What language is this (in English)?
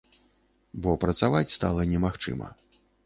Belarusian